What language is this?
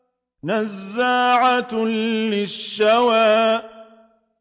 Arabic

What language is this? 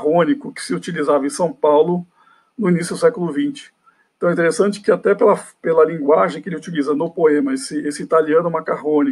Portuguese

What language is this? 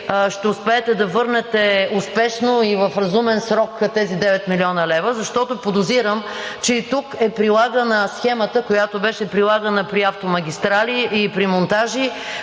Bulgarian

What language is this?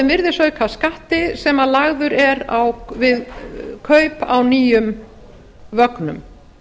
Icelandic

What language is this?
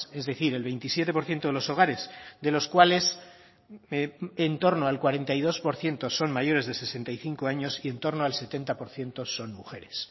Spanish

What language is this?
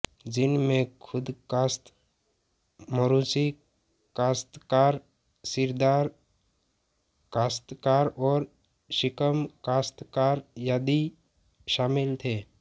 Hindi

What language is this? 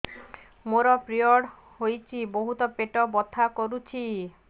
Odia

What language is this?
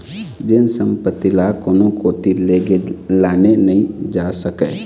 Chhattisgarhi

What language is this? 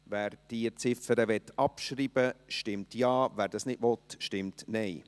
Swiss German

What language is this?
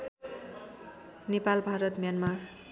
Nepali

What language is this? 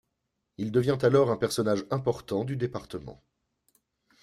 French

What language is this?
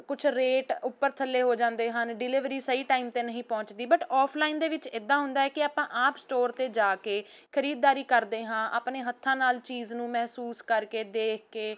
Punjabi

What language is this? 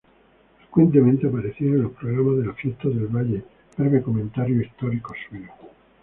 Spanish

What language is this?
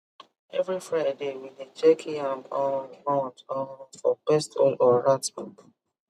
Nigerian Pidgin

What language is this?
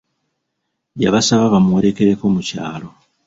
Ganda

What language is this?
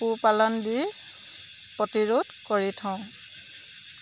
Assamese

